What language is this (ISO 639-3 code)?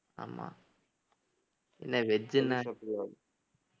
tam